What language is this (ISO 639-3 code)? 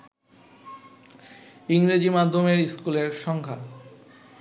ben